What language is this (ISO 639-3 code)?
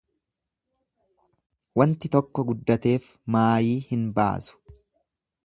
orm